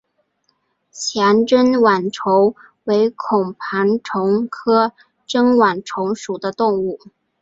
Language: Chinese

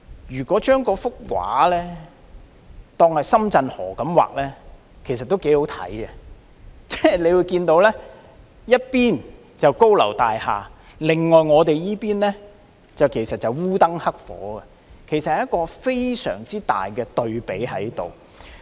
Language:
Cantonese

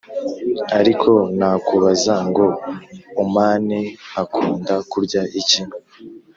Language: Kinyarwanda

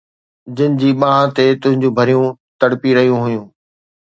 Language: Sindhi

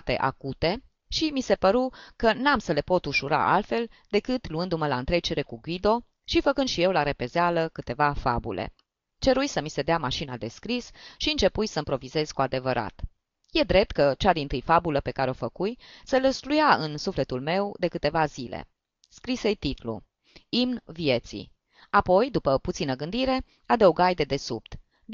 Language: Romanian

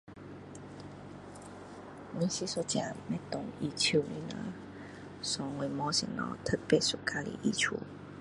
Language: Min Dong Chinese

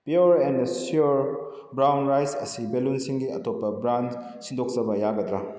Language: Manipuri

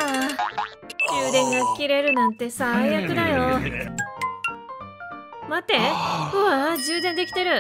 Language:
Japanese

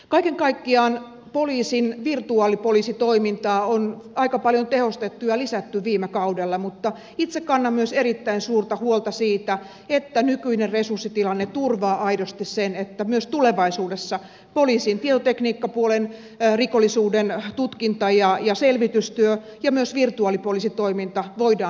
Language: Finnish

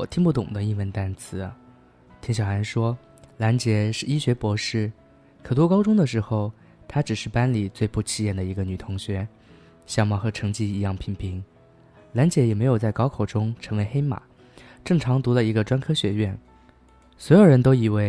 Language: Chinese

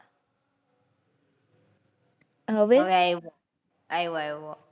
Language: Gujarati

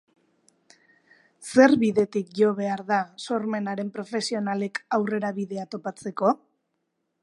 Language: Basque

